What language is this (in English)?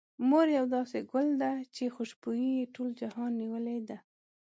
Pashto